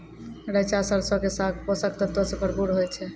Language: Maithili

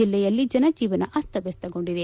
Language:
Kannada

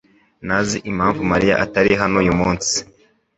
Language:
Kinyarwanda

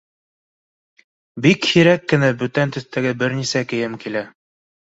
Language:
Bashkir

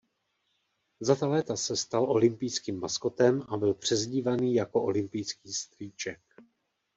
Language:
Czech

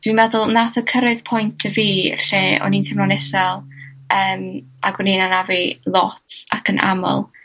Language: Welsh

